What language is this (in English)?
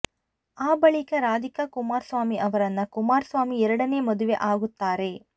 Kannada